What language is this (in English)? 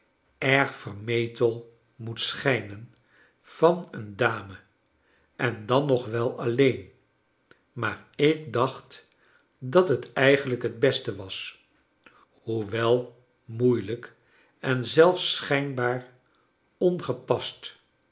Dutch